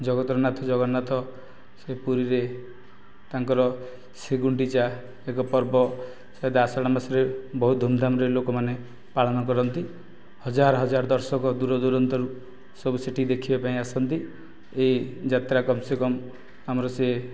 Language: Odia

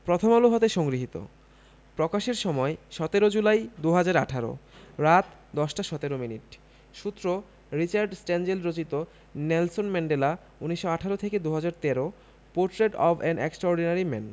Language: Bangla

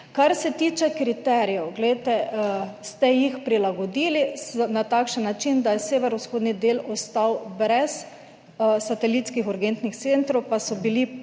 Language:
Slovenian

